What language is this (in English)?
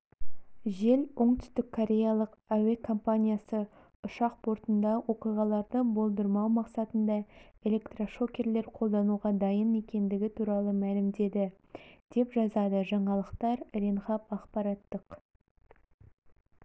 Kazakh